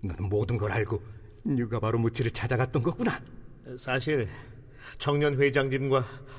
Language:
Korean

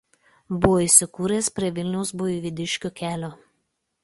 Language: Lithuanian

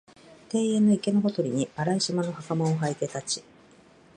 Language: Japanese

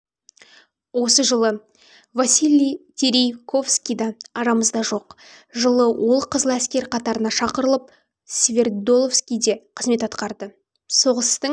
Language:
Kazakh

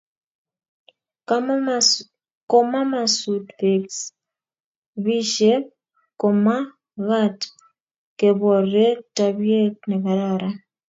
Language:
Kalenjin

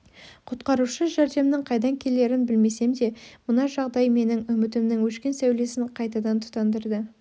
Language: Kazakh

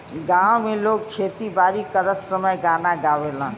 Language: Bhojpuri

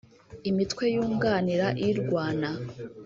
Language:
Kinyarwanda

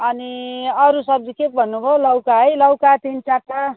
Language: Nepali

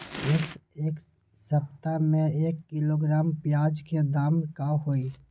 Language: Magahi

